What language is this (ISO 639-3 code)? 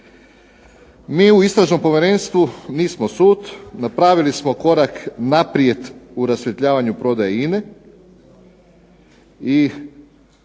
hrv